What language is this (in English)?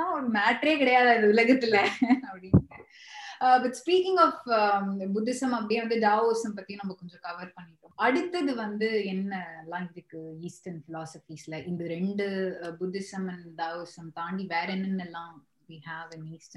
Tamil